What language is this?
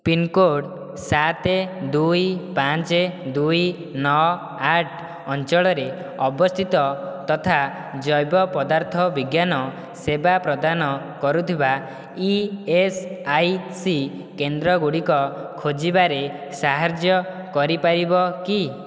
Odia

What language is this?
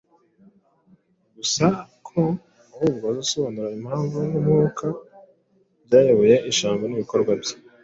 Kinyarwanda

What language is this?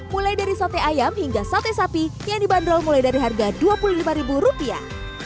Indonesian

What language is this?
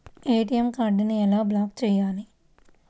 Telugu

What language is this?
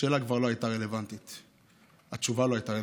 Hebrew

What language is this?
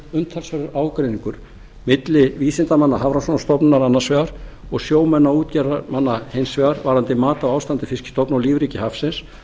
Icelandic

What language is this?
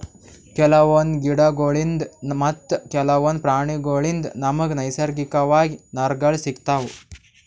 Kannada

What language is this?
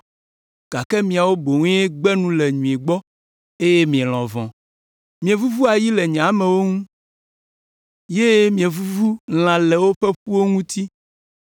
Ewe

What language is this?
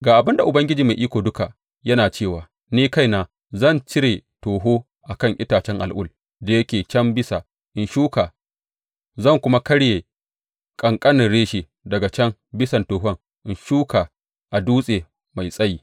Hausa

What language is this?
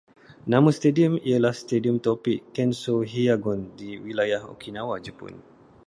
Malay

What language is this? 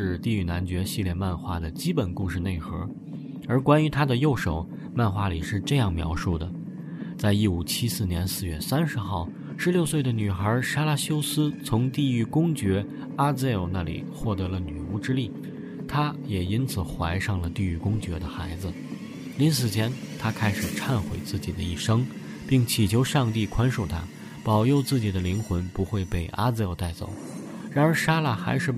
Chinese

